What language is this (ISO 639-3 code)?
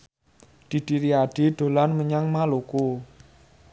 jav